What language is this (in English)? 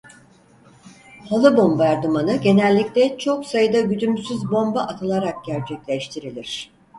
Turkish